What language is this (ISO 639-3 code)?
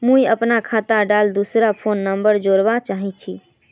mag